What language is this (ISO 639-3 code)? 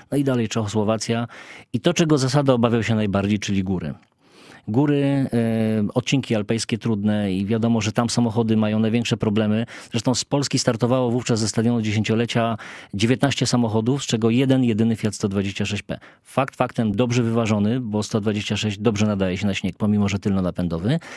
pol